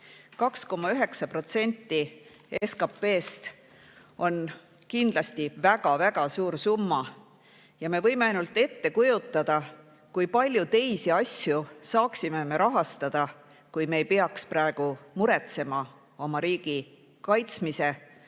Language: Estonian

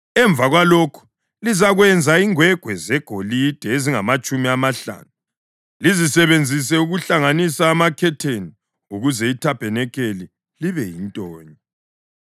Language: North Ndebele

